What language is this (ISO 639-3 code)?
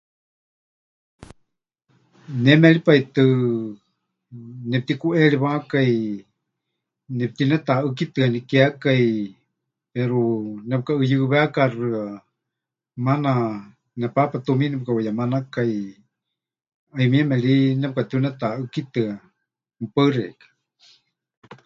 hch